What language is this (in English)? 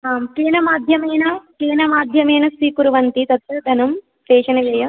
Sanskrit